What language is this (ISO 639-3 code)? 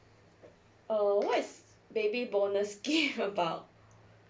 eng